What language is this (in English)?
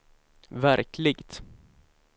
Swedish